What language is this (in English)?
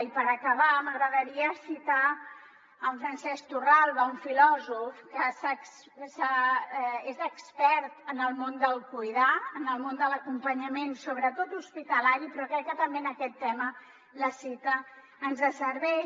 Catalan